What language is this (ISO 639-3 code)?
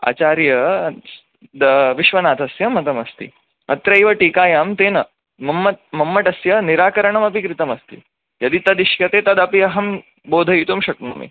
san